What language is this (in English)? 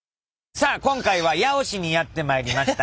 Japanese